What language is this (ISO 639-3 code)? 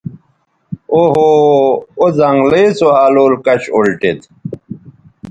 btv